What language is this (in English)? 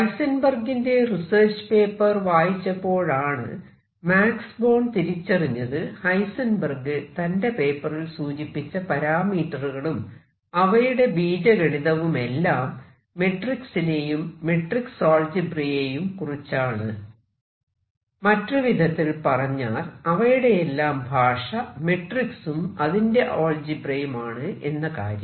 Malayalam